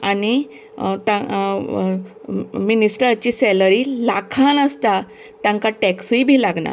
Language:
Konkani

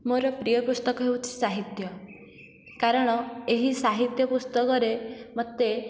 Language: Odia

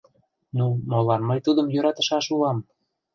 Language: Mari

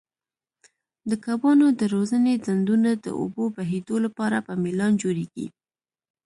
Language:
Pashto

